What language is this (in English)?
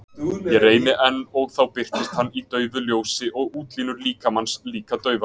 Icelandic